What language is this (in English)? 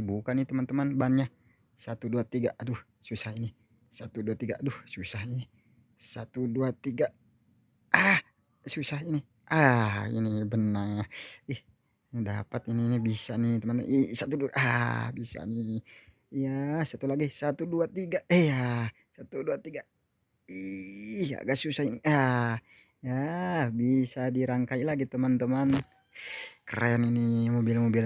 Indonesian